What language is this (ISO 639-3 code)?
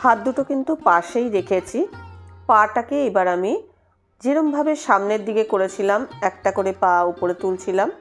ben